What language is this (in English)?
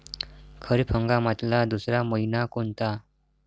Marathi